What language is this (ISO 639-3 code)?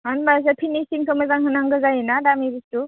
brx